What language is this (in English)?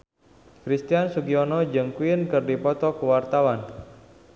Sundanese